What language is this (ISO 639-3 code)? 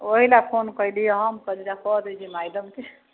mai